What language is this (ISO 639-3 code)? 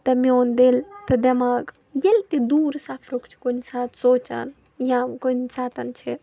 kas